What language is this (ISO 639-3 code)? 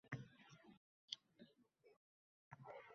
uzb